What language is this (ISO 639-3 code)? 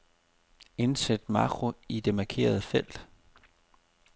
dan